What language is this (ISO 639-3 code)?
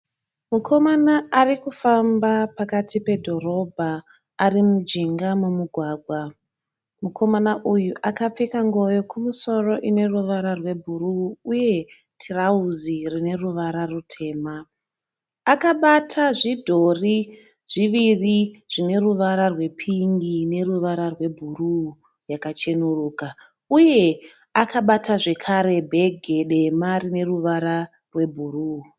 sna